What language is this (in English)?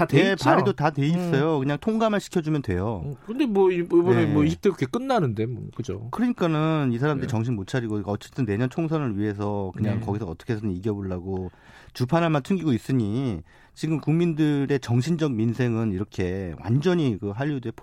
Korean